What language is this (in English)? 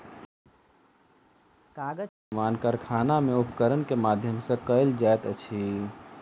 Maithili